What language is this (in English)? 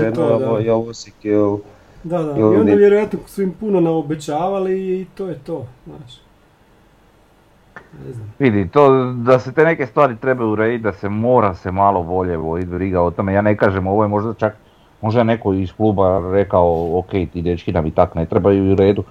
Croatian